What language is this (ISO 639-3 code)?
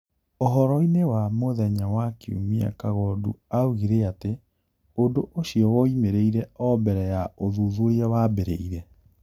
kik